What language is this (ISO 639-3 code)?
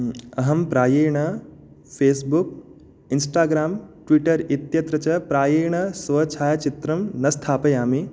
san